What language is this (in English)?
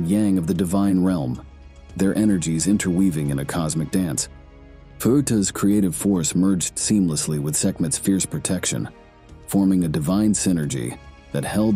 English